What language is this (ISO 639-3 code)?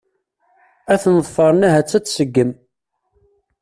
kab